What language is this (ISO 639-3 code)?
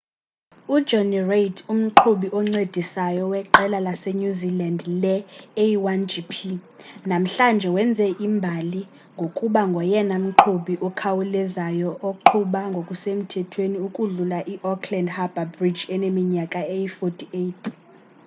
xho